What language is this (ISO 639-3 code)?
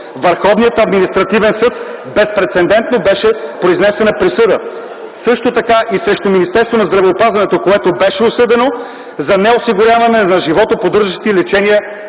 bul